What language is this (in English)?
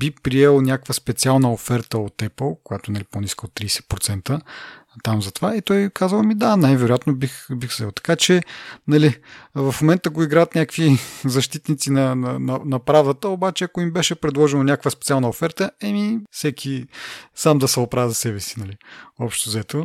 Bulgarian